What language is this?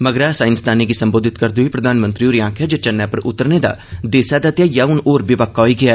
Dogri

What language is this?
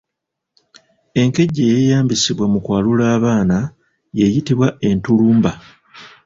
Ganda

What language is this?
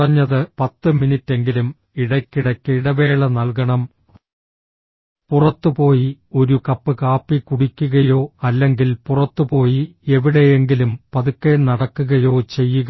Malayalam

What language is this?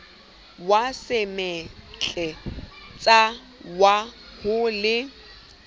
Southern Sotho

